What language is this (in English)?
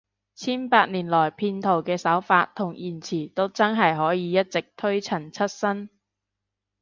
Cantonese